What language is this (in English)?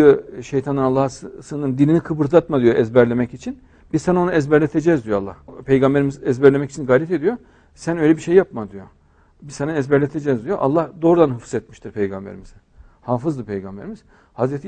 Turkish